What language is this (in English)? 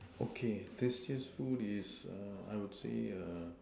English